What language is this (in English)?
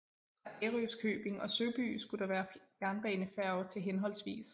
Danish